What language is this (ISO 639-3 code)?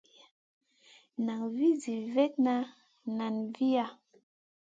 mcn